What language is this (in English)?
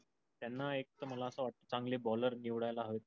Marathi